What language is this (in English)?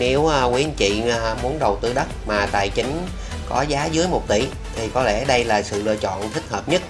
Vietnamese